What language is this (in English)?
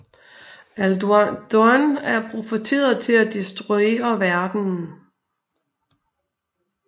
Danish